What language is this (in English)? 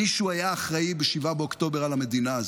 Hebrew